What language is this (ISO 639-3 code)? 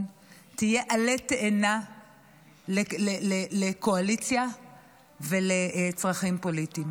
heb